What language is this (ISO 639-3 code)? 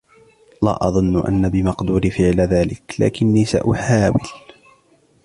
ara